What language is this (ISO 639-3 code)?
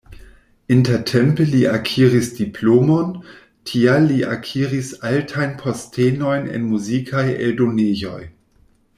epo